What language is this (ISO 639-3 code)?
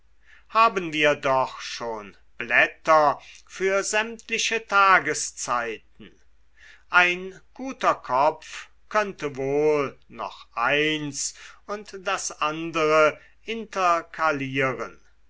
deu